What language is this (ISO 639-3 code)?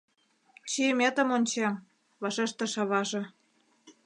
chm